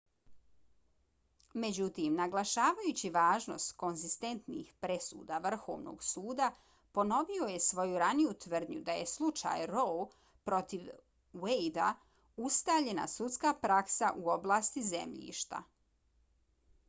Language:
Bosnian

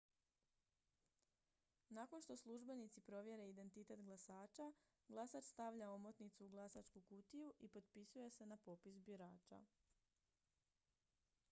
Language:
Croatian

